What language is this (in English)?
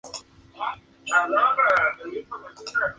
Spanish